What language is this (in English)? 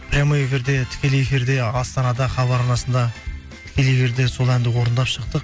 Kazakh